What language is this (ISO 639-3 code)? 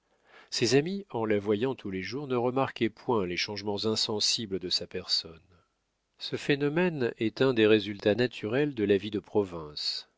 fra